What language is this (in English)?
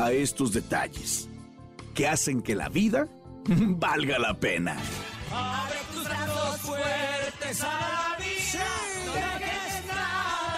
Spanish